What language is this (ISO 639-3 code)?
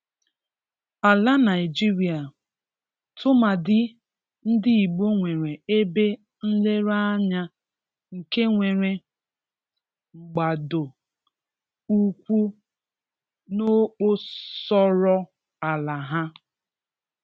ibo